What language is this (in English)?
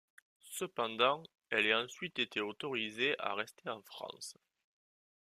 French